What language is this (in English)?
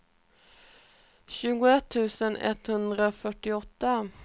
Swedish